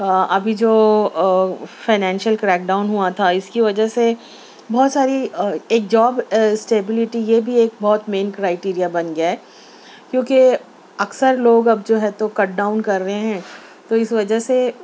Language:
Urdu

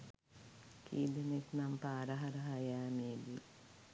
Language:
Sinhala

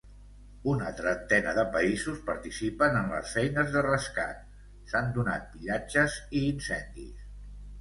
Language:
Catalan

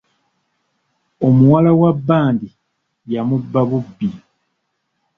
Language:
Ganda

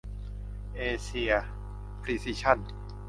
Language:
Thai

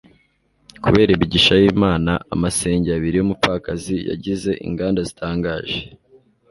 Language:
Kinyarwanda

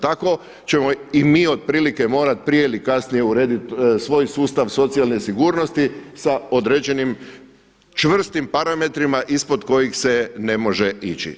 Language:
Croatian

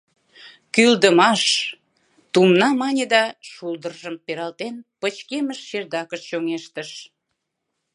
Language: Mari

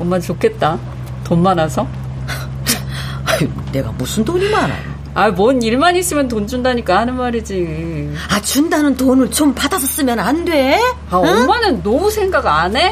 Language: Korean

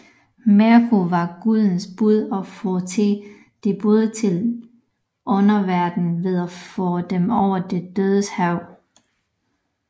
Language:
Danish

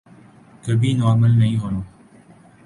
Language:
Urdu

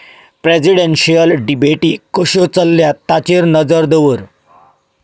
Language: Konkani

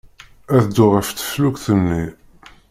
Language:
Kabyle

